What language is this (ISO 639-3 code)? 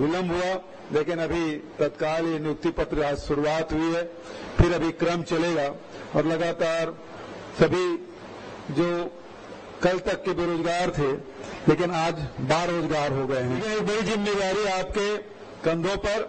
hin